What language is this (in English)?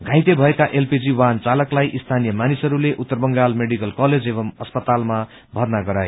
Nepali